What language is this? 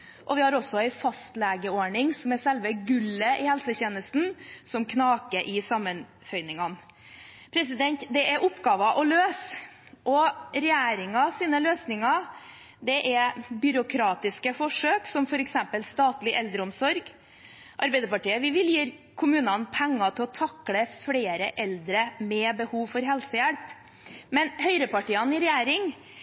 Norwegian Bokmål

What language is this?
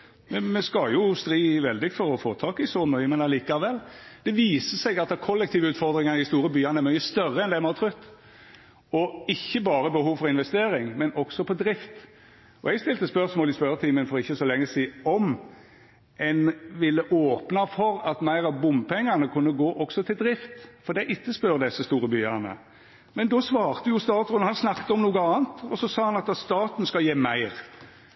Norwegian Nynorsk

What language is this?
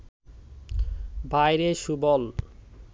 Bangla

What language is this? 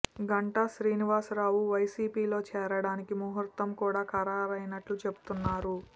Telugu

